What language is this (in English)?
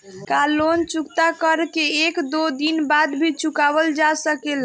Bhojpuri